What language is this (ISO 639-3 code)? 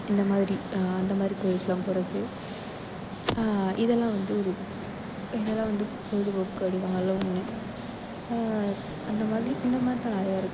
tam